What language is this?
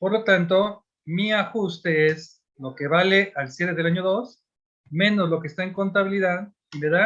Spanish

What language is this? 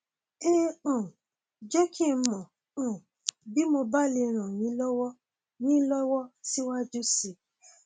Yoruba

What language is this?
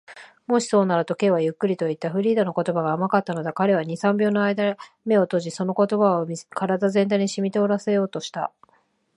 Japanese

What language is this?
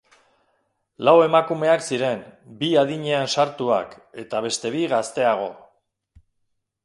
Basque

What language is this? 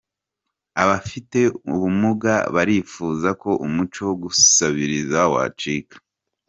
Kinyarwanda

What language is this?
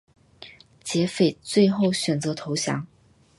Chinese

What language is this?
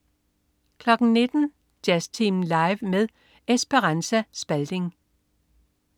Danish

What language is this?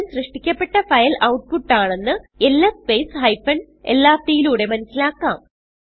Malayalam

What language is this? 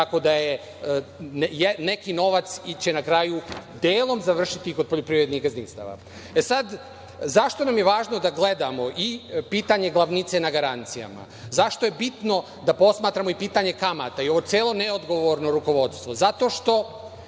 Serbian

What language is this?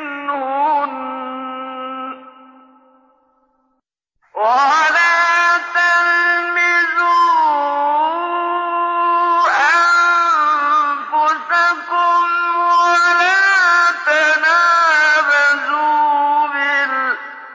Arabic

